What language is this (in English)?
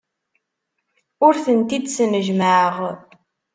Kabyle